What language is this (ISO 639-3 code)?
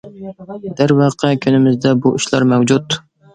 uig